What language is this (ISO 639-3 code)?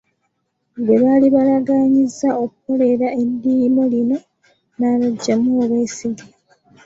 lug